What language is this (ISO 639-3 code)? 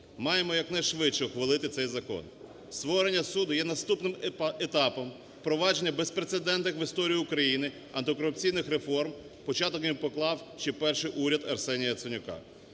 ukr